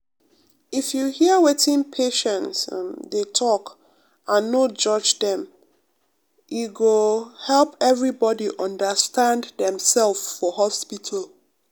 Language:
Nigerian Pidgin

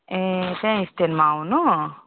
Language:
Nepali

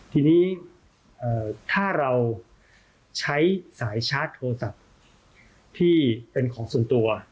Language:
Thai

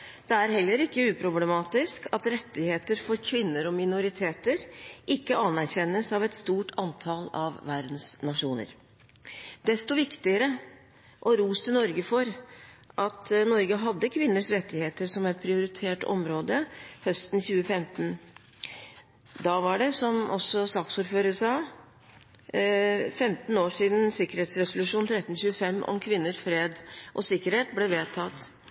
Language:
Norwegian Bokmål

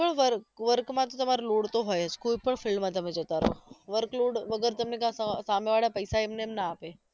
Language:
Gujarati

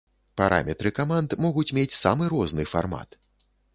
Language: Belarusian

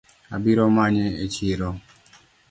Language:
Luo (Kenya and Tanzania)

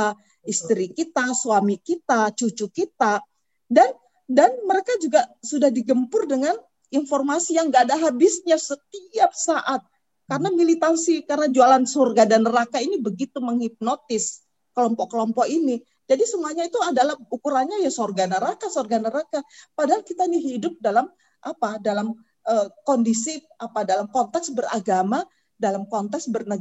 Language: Indonesian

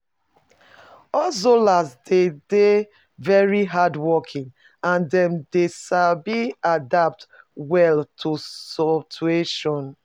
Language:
Nigerian Pidgin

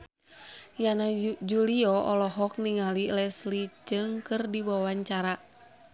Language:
Sundanese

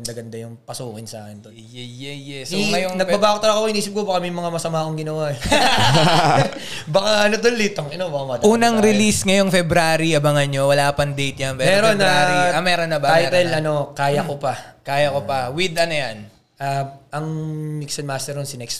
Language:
Filipino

